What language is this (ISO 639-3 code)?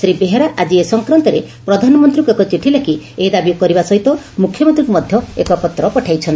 ori